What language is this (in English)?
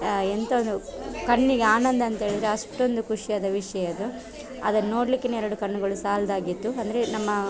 Kannada